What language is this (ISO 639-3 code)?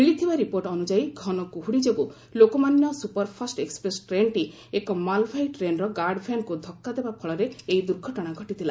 ori